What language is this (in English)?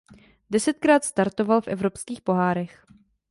Czech